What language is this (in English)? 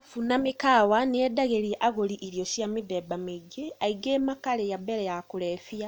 Kikuyu